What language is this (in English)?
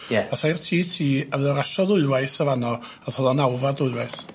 Welsh